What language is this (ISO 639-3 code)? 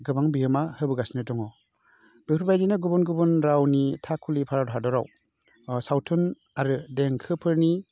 brx